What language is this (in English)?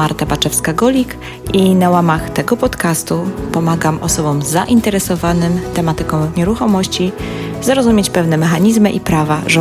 Polish